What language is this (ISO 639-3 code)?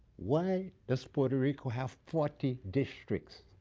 eng